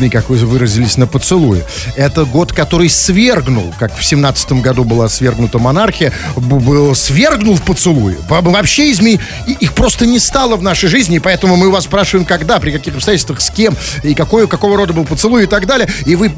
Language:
Russian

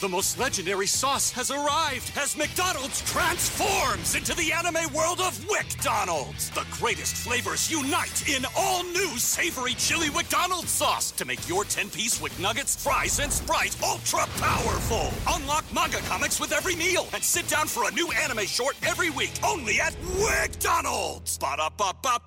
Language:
Spanish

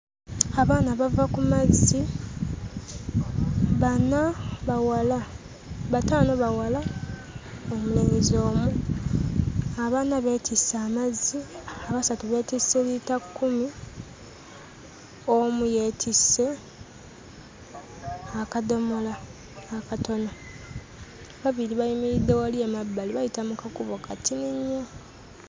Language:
Ganda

